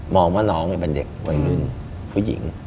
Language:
Thai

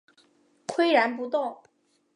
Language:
Chinese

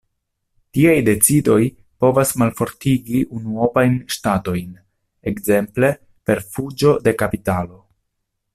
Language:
Esperanto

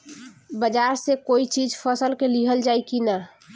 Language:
Bhojpuri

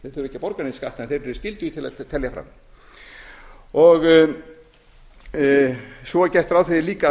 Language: Icelandic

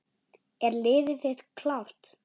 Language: Icelandic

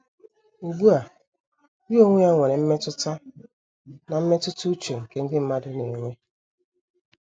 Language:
Igbo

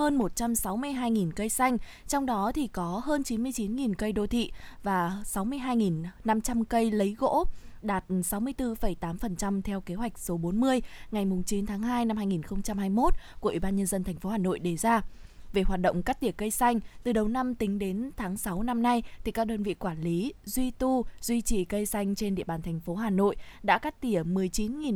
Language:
Vietnamese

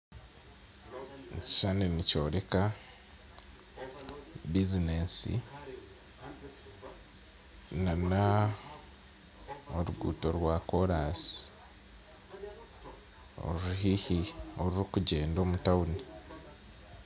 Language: Nyankole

